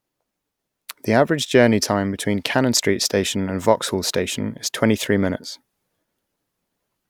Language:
English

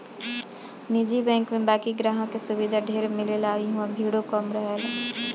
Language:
Bhojpuri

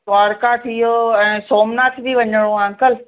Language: Sindhi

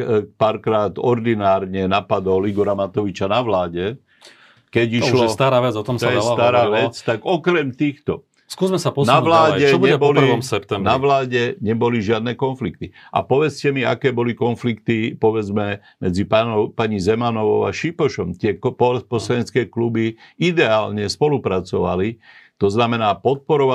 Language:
Slovak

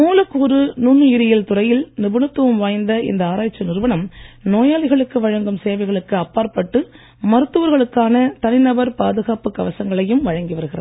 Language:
Tamil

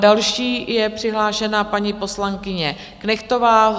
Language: Czech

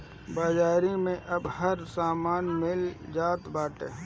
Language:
Bhojpuri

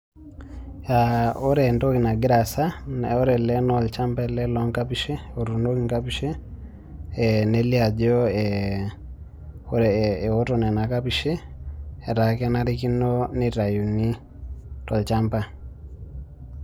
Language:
Masai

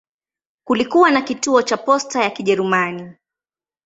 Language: Swahili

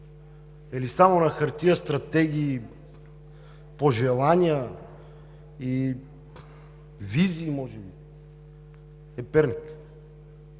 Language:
Bulgarian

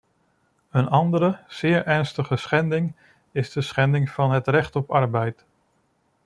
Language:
Dutch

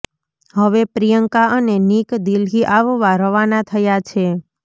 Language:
Gujarati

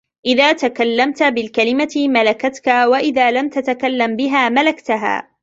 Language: Arabic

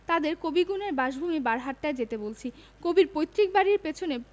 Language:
Bangla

